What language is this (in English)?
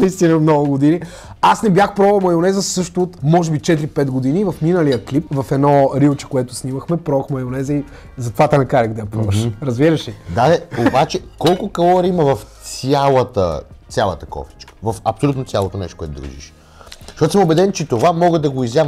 Bulgarian